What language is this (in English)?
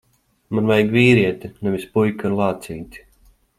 Latvian